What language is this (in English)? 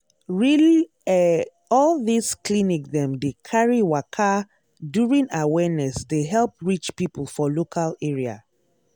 Nigerian Pidgin